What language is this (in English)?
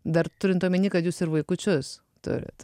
Lithuanian